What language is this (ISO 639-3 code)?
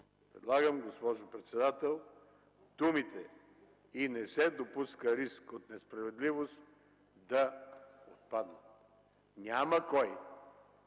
bul